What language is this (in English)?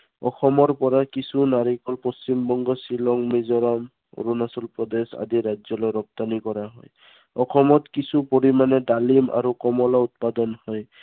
Assamese